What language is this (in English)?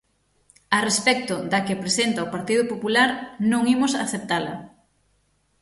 Galician